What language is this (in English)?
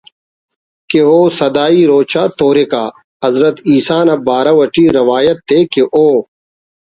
Brahui